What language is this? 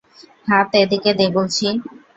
Bangla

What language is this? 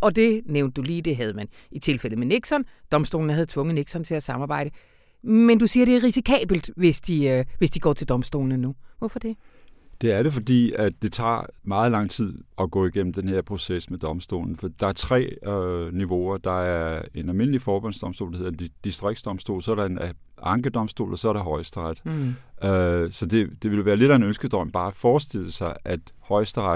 Danish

